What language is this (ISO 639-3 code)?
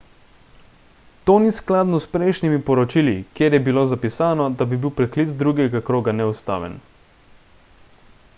slv